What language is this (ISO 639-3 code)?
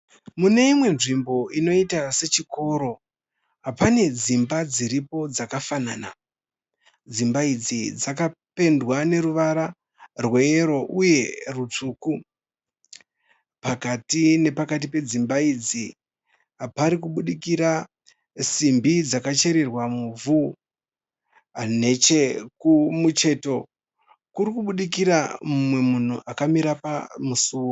sna